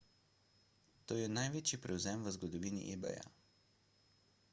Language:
Slovenian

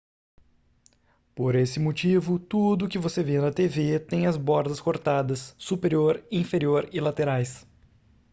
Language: Portuguese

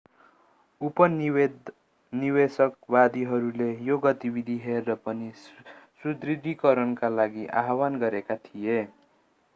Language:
Nepali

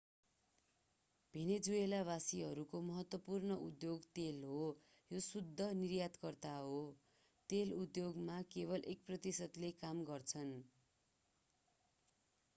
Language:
Nepali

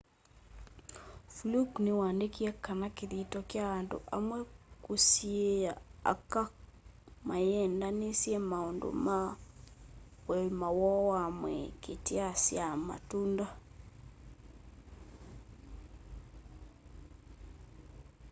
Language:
Kamba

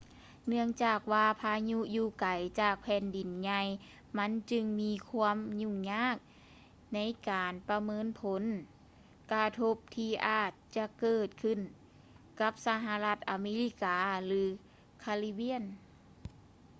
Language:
Lao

